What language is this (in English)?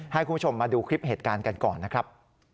Thai